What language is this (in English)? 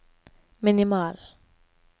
Norwegian